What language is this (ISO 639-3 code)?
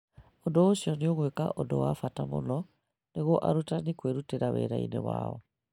kik